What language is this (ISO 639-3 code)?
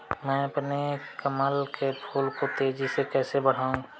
hin